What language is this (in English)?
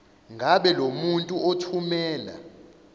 Zulu